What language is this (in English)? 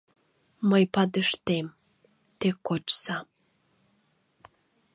Mari